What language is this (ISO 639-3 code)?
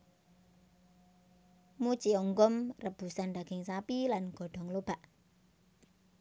jav